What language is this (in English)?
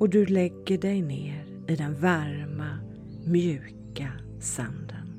Swedish